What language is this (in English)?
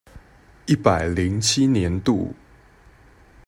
Chinese